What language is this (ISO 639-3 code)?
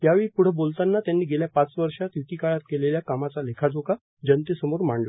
mar